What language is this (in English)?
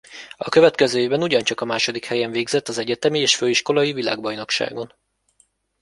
Hungarian